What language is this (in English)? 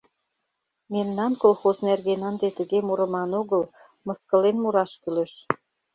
Mari